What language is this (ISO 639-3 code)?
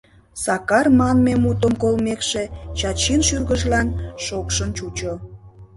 chm